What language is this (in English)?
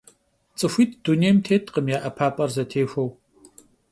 Kabardian